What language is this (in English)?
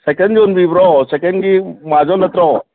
Manipuri